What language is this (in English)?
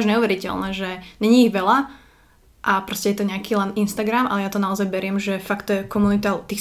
Slovak